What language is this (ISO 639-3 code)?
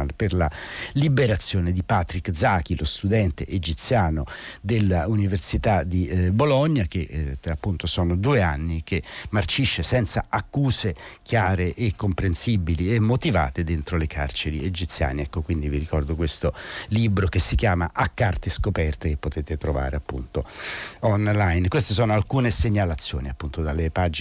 ita